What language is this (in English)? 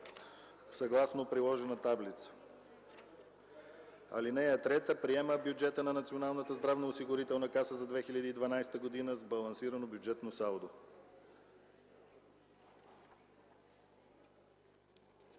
Bulgarian